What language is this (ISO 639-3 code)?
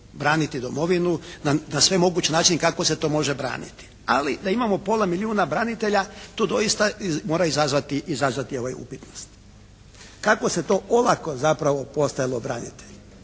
hrv